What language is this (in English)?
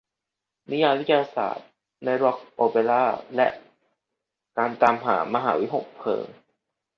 Thai